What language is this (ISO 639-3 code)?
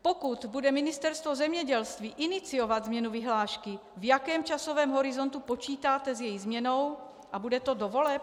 ces